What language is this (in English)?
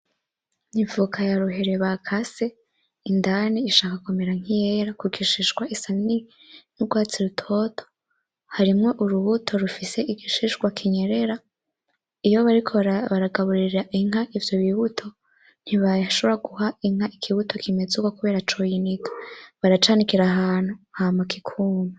Rundi